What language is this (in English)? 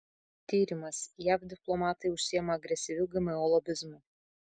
Lithuanian